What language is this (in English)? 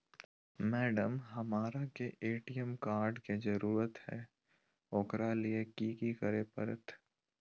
Magahi